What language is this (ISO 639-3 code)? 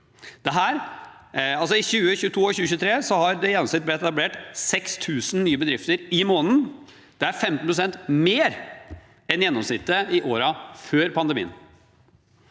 nor